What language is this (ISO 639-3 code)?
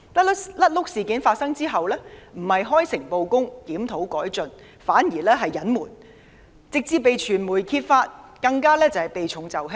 yue